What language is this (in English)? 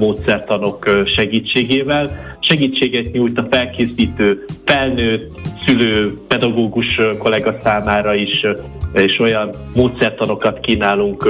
Hungarian